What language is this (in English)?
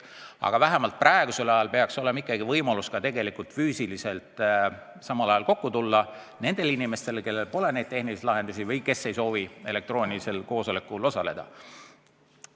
Estonian